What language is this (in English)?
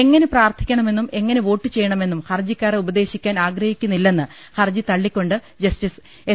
Malayalam